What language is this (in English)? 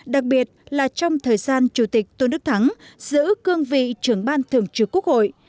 Vietnamese